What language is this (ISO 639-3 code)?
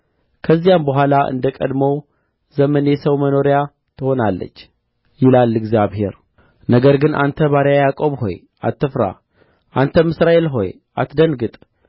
amh